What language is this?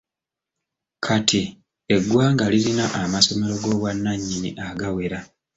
Ganda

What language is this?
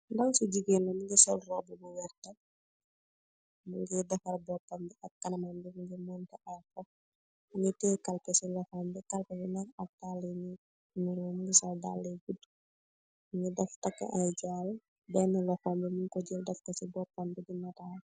Wolof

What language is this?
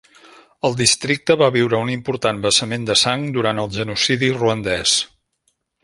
Catalan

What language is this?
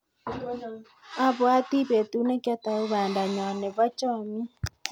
Kalenjin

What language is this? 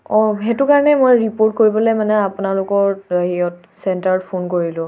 Assamese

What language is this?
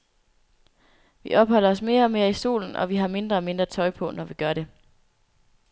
Danish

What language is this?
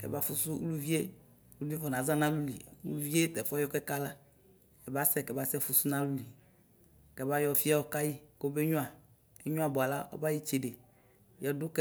Ikposo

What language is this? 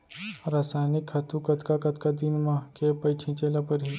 Chhattisgarhi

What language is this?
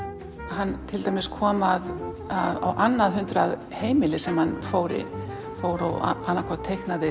Icelandic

